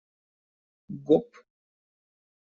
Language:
Russian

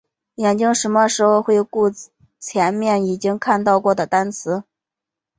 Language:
Chinese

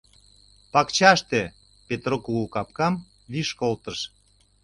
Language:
Mari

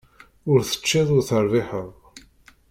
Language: Kabyle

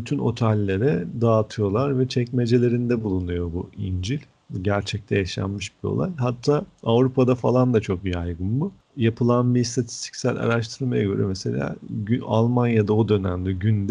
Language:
Turkish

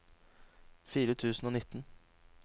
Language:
Norwegian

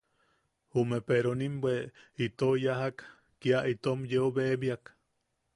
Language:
Yaqui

